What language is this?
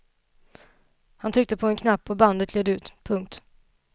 Swedish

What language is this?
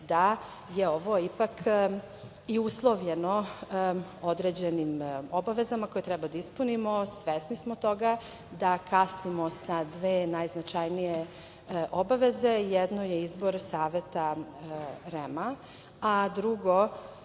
Serbian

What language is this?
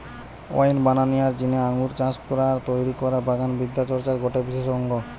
Bangla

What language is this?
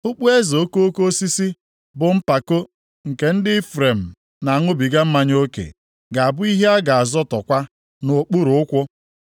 Igbo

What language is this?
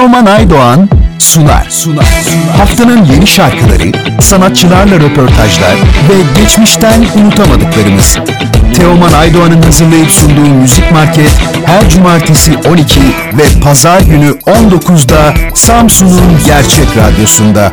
Turkish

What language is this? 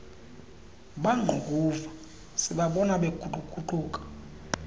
Xhosa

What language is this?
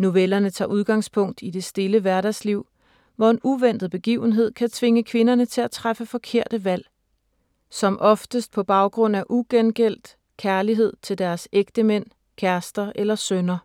Danish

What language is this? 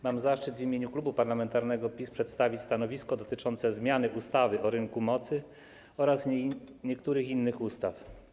Polish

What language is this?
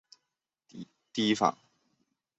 Chinese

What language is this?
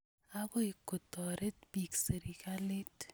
Kalenjin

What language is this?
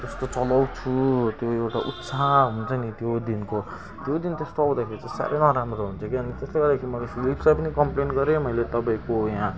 Nepali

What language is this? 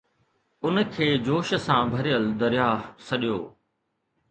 Sindhi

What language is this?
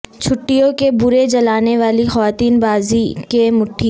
Urdu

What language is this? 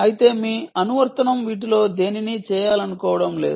Telugu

